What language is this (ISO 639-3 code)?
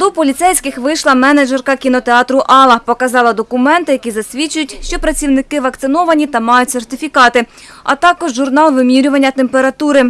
ukr